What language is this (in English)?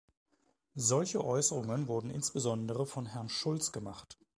German